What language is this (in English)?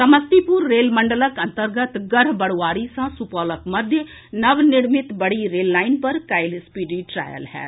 Maithili